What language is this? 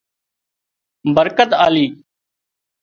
Wadiyara Koli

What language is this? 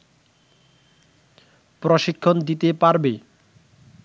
Bangla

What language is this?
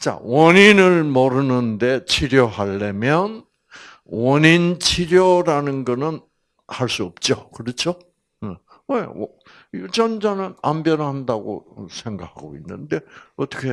Korean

